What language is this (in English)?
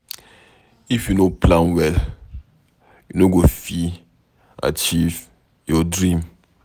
Nigerian Pidgin